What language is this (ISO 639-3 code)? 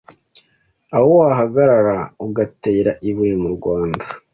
kin